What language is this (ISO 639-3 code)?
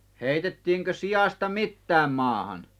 fin